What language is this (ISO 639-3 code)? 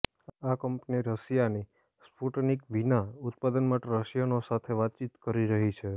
guj